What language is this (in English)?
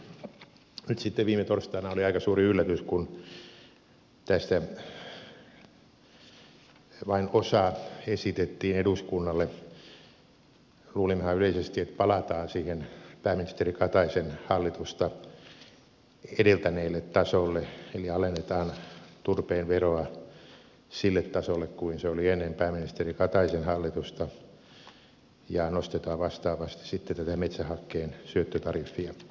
Finnish